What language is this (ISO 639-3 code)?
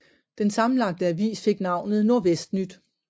dan